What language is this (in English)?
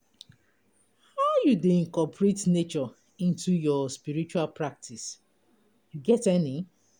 Nigerian Pidgin